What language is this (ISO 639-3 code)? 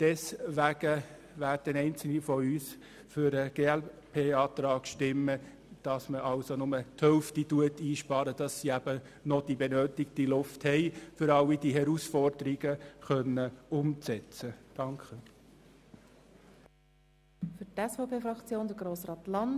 gsw